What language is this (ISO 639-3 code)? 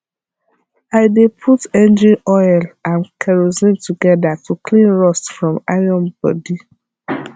pcm